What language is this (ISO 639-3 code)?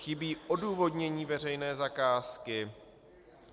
ces